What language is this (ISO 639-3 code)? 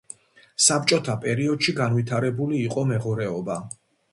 kat